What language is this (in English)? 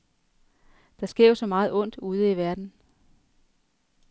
Danish